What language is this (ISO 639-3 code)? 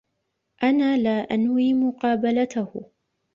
ara